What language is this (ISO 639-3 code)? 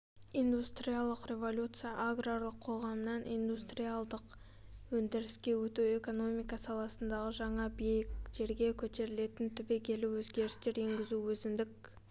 kaz